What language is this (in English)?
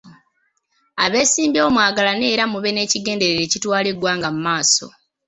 Ganda